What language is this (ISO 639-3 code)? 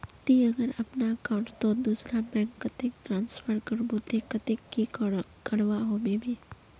mag